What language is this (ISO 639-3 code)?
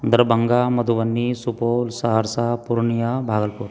mai